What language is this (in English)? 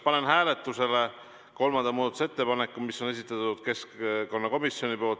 Estonian